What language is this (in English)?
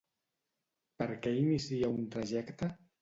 Catalan